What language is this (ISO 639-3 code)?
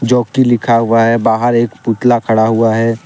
hin